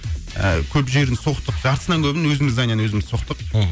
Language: Kazakh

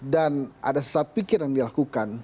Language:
Indonesian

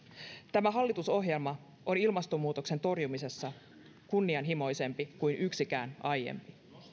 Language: Finnish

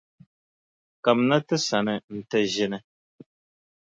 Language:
Dagbani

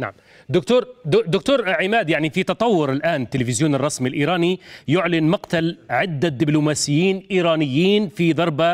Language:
Arabic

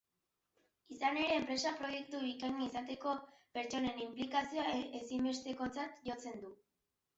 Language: Basque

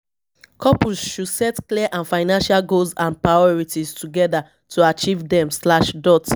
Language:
Nigerian Pidgin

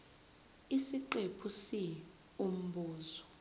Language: Zulu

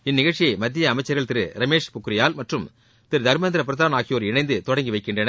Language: Tamil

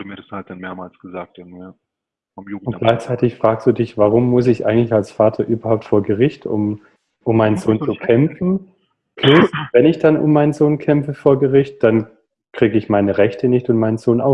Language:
German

